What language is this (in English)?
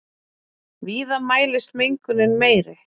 Icelandic